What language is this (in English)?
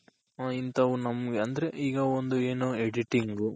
Kannada